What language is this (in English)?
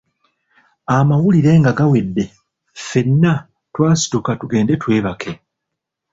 Ganda